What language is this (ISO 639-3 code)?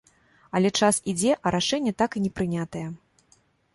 bel